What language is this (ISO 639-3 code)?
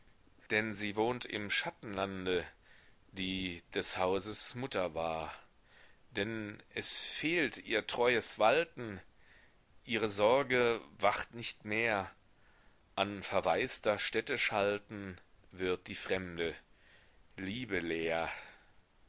deu